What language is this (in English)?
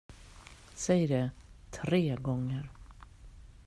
Swedish